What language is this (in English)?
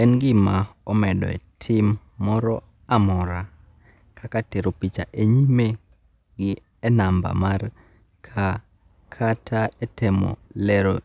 Luo (Kenya and Tanzania)